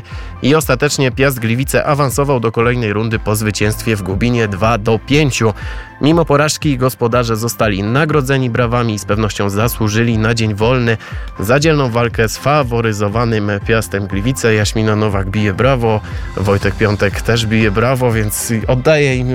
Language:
Polish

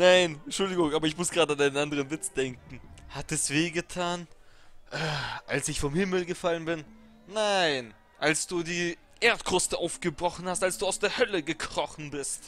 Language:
German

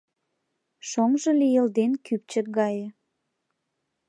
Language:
Mari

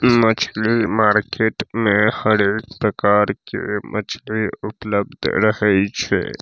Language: Maithili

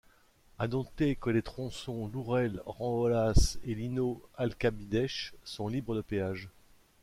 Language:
French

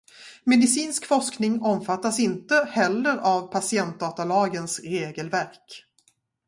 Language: Swedish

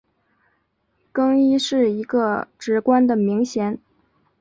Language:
Chinese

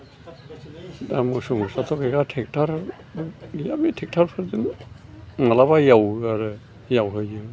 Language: Bodo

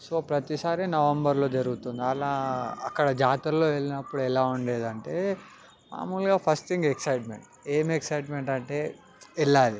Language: Telugu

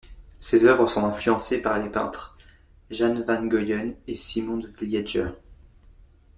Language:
French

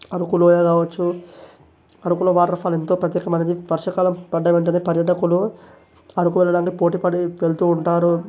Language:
Telugu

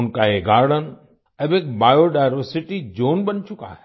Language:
Hindi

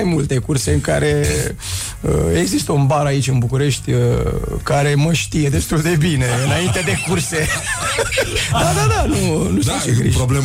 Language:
Romanian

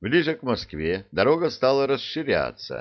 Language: Russian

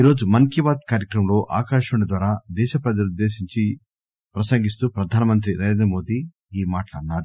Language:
Telugu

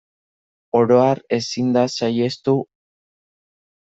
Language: Basque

